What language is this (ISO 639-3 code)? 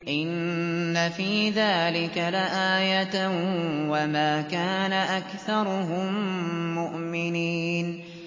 ara